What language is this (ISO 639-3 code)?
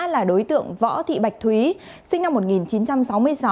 vie